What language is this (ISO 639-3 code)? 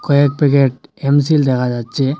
ben